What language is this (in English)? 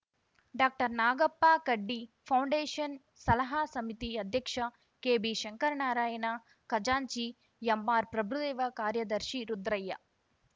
Kannada